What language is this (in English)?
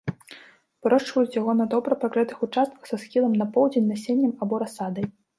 Belarusian